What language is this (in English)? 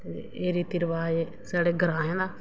Dogri